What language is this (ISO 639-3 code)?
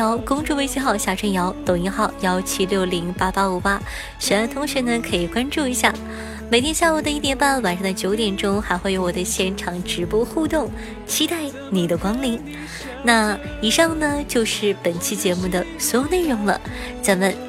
zho